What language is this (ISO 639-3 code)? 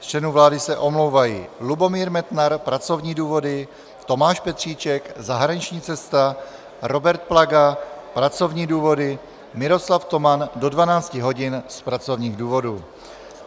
ces